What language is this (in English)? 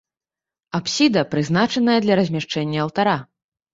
Belarusian